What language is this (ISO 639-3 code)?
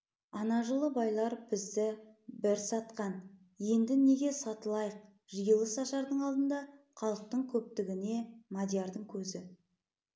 kaz